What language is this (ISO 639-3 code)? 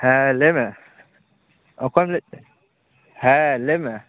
sat